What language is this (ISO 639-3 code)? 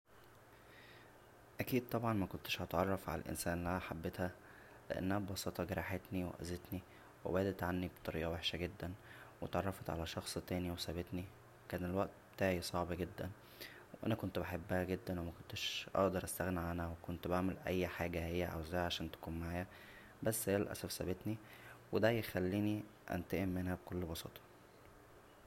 arz